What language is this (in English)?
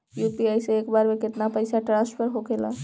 Bhojpuri